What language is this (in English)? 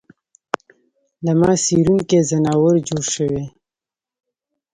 Pashto